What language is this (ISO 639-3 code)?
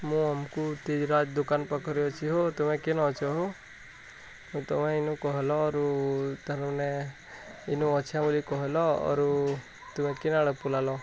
ori